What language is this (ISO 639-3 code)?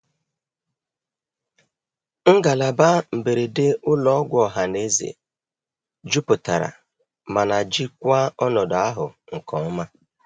ibo